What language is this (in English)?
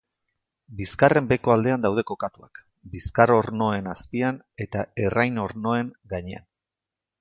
Basque